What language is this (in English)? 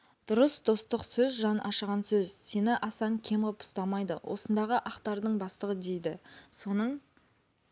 Kazakh